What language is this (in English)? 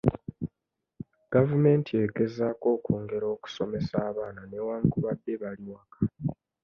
Ganda